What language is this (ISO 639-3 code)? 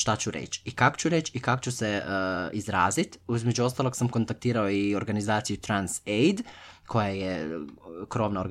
hrv